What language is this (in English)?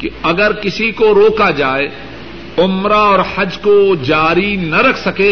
Urdu